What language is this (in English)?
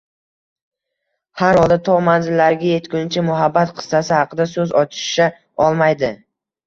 Uzbek